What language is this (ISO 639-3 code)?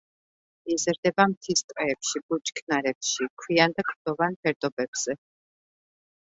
kat